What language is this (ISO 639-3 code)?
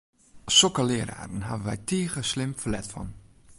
fry